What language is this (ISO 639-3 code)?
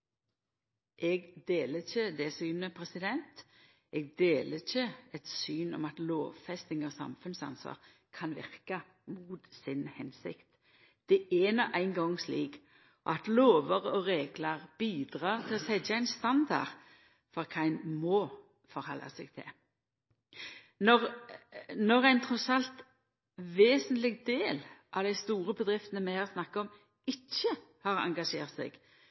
nno